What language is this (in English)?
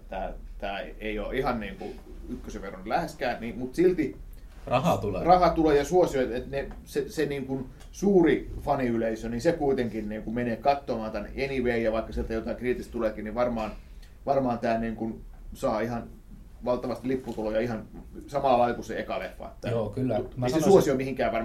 Finnish